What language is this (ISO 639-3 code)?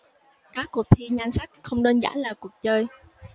vie